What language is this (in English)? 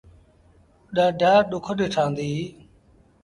Sindhi Bhil